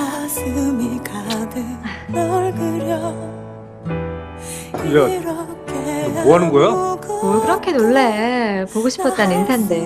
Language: Korean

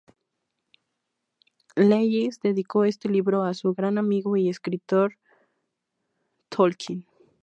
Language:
Spanish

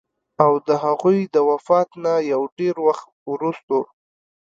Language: Pashto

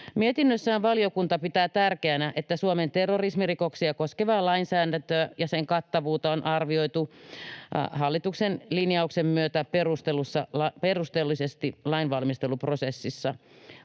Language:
Finnish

